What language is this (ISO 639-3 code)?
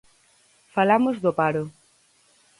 glg